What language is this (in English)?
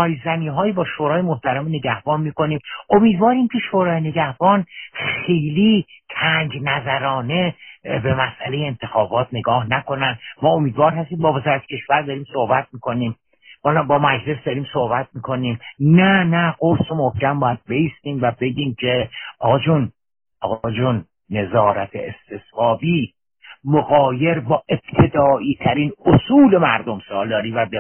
Persian